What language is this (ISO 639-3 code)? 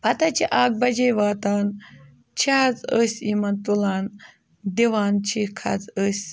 kas